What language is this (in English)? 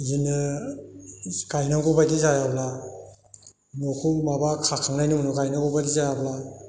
Bodo